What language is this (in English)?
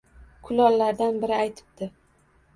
Uzbek